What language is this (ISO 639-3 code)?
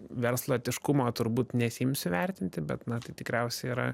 lit